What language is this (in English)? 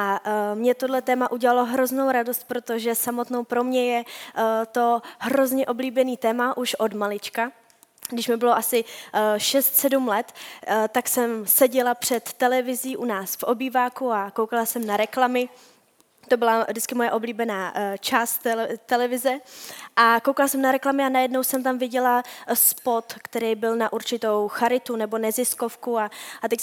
Czech